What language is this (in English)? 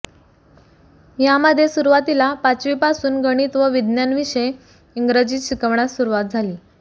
Marathi